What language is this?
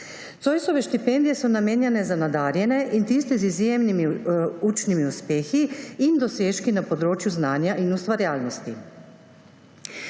Slovenian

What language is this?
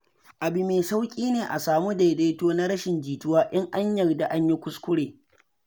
Hausa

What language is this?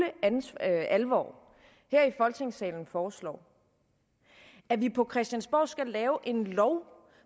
Danish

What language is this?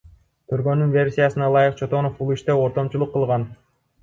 Kyrgyz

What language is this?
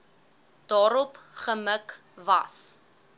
Afrikaans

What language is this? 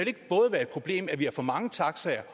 Danish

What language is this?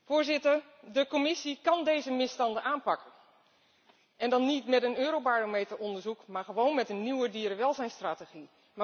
Dutch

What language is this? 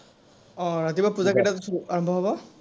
Assamese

